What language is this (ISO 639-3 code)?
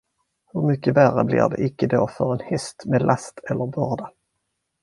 swe